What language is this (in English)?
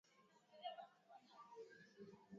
Swahili